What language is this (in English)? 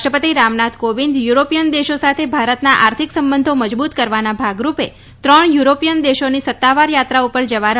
Gujarati